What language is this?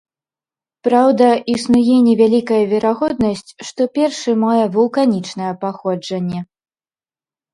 Belarusian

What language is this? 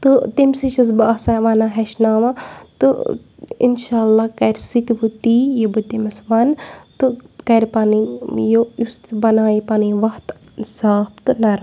Kashmiri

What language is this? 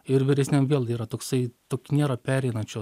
Lithuanian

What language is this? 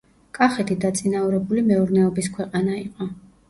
Georgian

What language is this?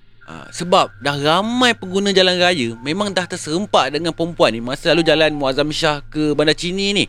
Malay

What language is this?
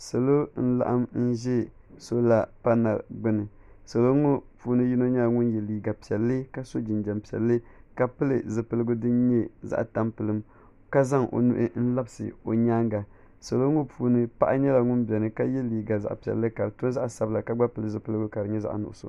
Dagbani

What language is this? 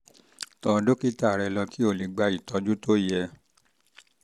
Yoruba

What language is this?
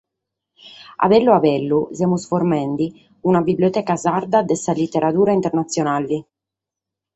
Sardinian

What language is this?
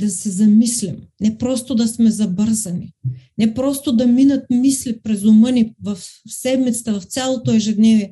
Bulgarian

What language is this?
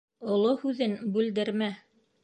Bashkir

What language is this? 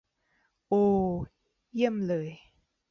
Thai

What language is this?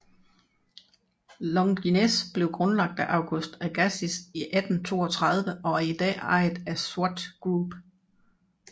Danish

